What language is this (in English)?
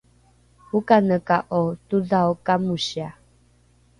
Rukai